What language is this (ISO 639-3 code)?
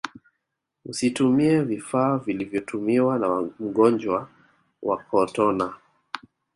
swa